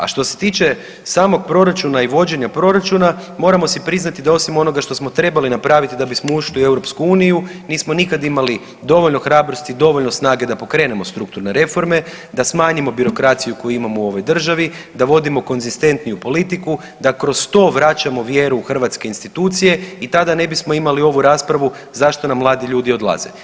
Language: Croatian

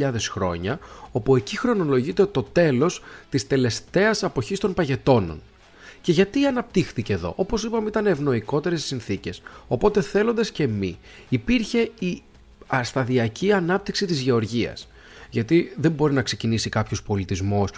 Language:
Greek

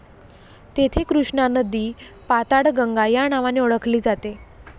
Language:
Marathi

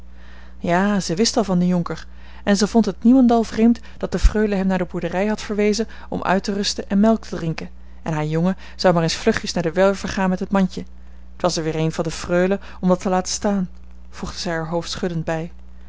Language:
Dutch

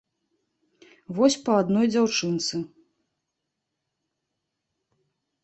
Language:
Belarusian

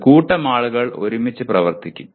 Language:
Malayalam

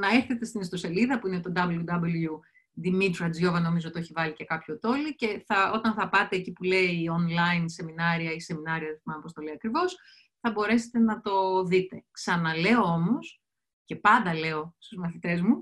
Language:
Greek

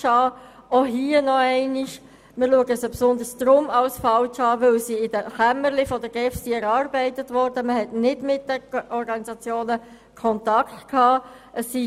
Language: Swiss German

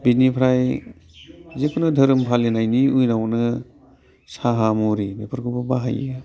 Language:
Bodo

